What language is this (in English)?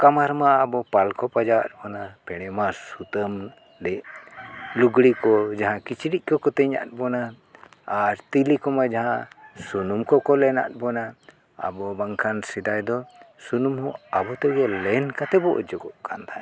Santali